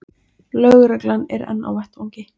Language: Icelandic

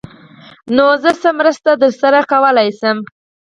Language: Pashto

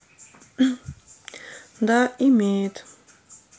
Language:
Russian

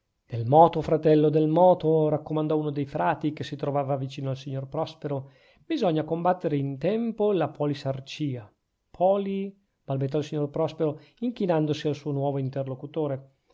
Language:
Italian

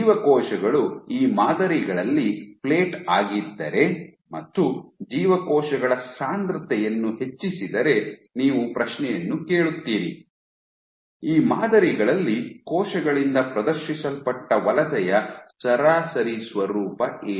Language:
Kannada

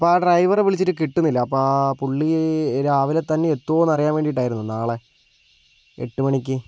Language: Malayalam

